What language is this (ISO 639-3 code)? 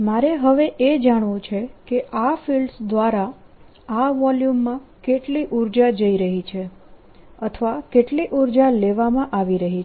guj